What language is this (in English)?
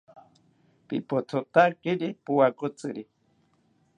South Ucayali Ashéninka